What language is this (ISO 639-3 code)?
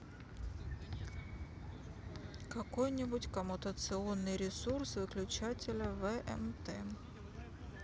rus